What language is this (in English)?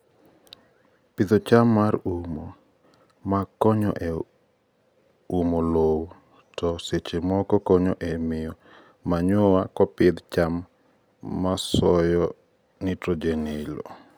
Luo (Kenya and Tanzania)